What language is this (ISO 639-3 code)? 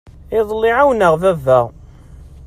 kab